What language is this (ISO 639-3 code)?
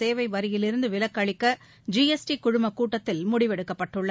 tam